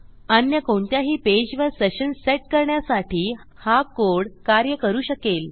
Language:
Marathi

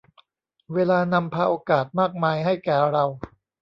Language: Thai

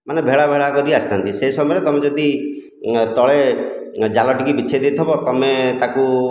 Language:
Odia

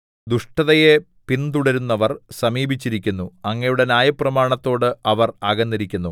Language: Malayalam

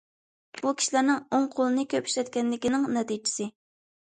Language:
Uyghur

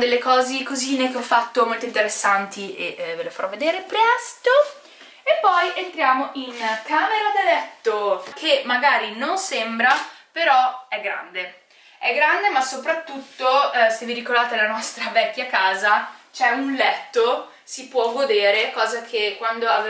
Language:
Italian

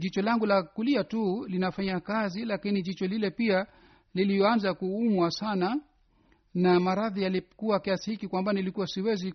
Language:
Swahili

